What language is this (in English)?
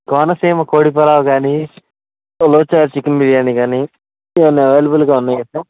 Telugu